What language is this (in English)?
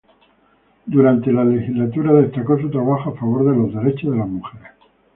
Spanish